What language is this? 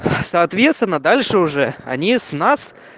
Russian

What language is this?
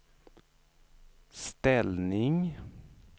Swedish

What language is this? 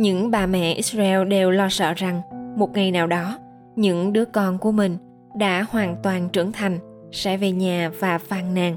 Vietnamese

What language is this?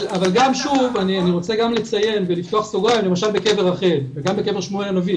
Hebrew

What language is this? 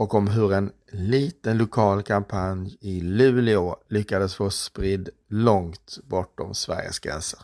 Swedish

